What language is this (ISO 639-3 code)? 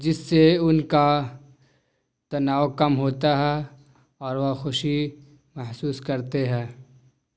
urd